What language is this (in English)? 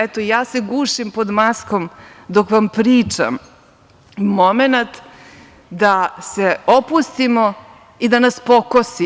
Serbian